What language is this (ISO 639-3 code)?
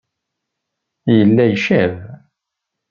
kab